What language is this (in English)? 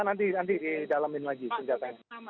Indonesian